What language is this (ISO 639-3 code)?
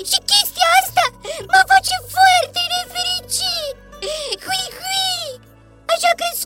ron